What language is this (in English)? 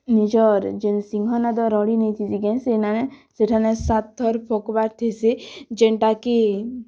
Odia